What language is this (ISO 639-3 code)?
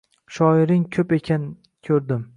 uzb